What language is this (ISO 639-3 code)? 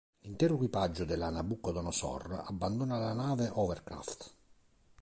ita